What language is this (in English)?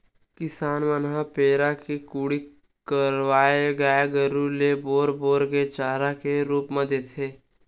Chhattisgarhi